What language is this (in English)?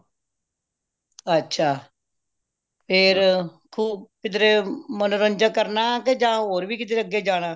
Punjabi